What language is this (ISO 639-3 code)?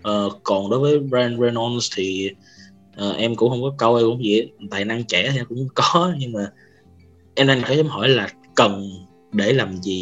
vie